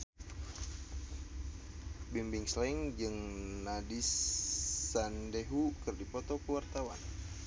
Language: Sundanese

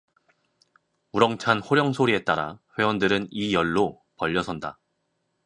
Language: Korean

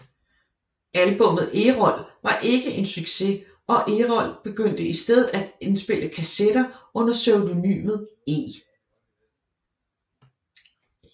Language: Danish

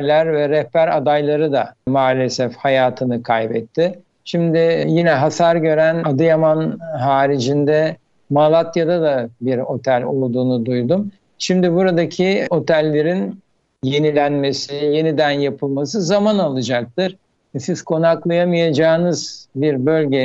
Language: Turkish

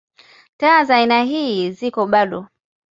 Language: Swahili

